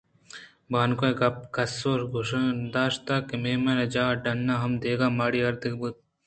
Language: Eastern Balochi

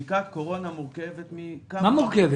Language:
Hebrew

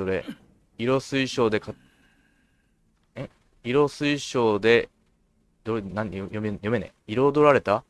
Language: Japanese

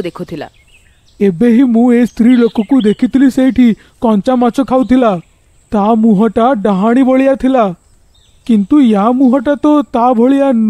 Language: Hindi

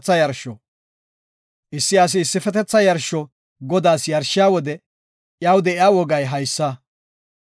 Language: Gofa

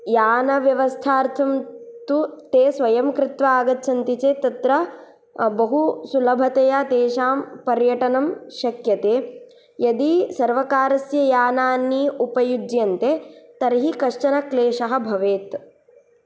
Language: Sanskrit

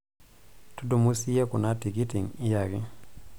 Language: Masai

